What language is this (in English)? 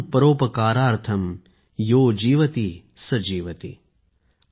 Marathi